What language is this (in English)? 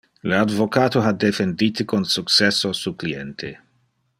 Interlingua